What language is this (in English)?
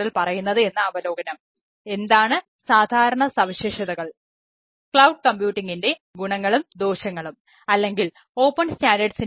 Malayalam